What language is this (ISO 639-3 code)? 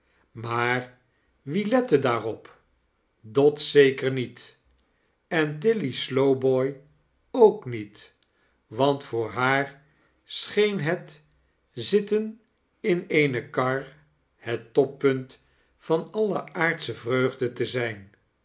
nld